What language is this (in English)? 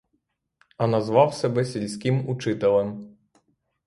Ukrainian